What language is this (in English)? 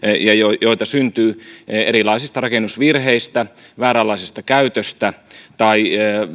Finnish